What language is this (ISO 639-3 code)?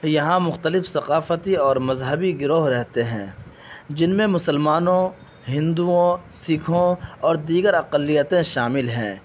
urd